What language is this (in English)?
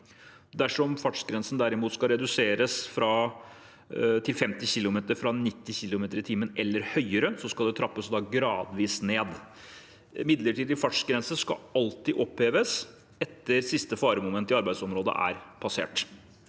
Norwegian